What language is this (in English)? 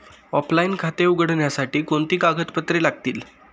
Marathi